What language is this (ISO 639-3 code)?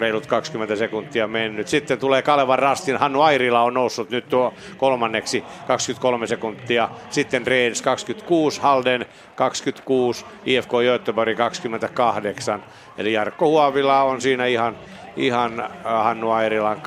fin